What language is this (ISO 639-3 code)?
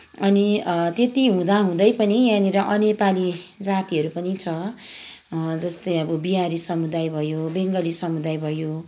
nep